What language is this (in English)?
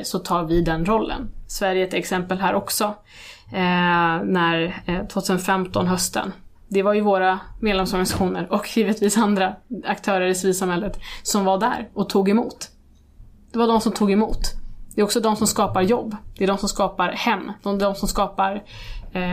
Swedish